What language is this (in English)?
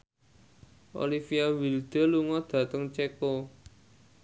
Javanese